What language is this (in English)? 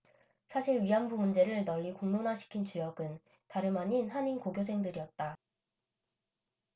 Korean